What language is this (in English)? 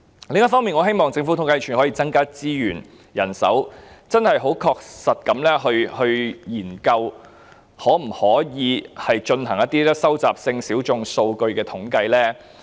Cantonese